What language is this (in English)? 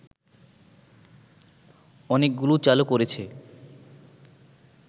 Bangla